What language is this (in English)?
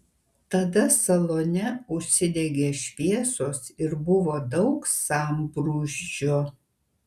Lithuanian